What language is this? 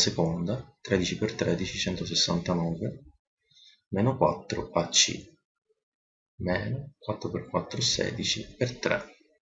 Italian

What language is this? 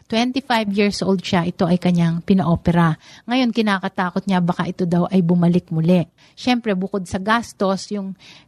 Filipino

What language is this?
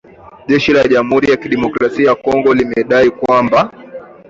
Swahili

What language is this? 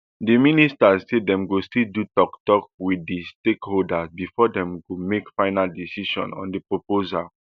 Nigerian Pidgin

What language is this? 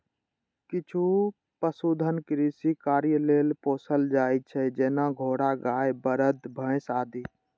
Maithili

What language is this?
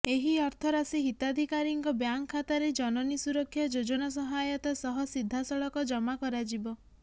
Odia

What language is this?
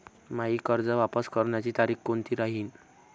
Marathi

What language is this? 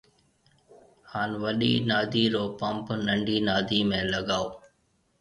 Marwari (Pakistan)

